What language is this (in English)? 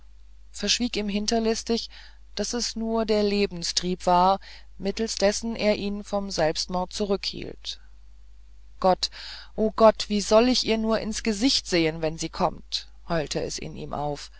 German